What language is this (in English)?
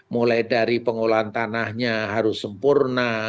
Indonesian